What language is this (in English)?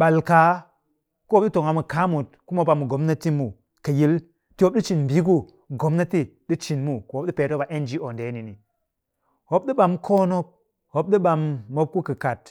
Cakfem-Mushere